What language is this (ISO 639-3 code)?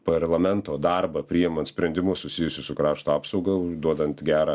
lit